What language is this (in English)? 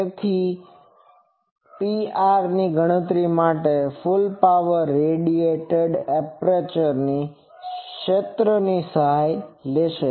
Gujarati